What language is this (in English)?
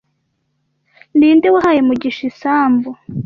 Kinyarwanda